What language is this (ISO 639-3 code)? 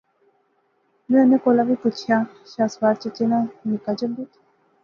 phr